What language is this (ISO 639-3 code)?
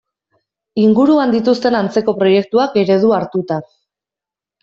eus